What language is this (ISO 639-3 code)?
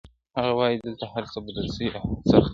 pus